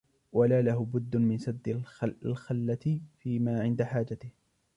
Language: Arabic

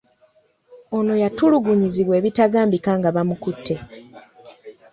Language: Ganda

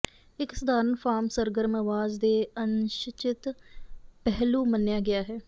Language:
Punjabi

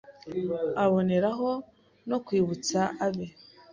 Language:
Kinyarwanda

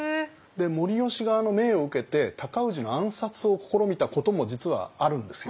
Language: Japanese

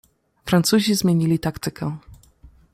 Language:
Polish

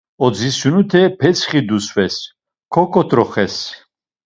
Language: Laz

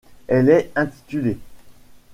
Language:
French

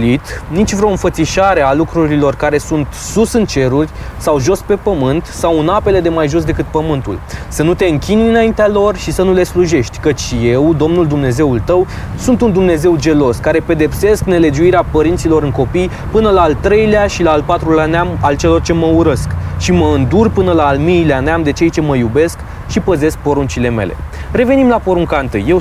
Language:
Romanian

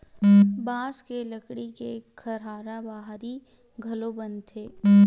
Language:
Chhattisgarhi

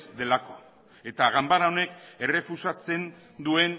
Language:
Basque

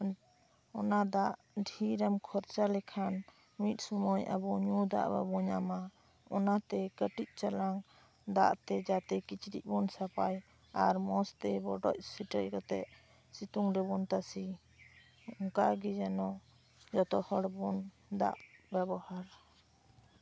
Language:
Santali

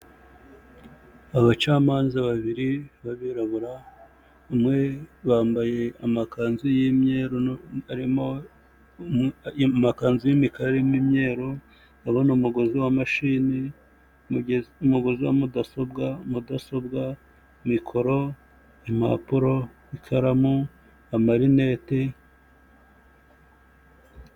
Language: Kinyarwanda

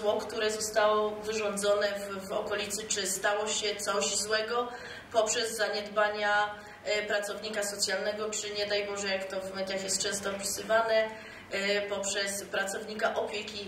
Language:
Polish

